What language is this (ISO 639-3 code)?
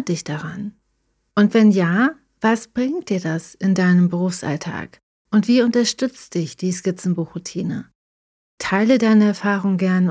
deu